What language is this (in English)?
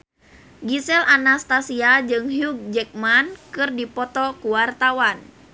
Sundanese